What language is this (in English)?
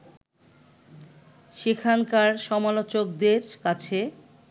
Bangla